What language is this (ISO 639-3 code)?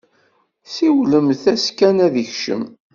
kab